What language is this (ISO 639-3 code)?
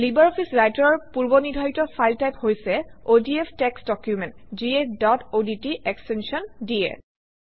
asm